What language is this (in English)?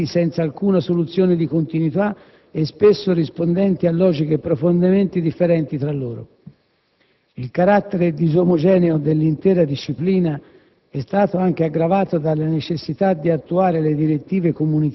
Italian